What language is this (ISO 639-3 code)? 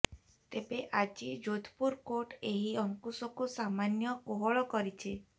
ori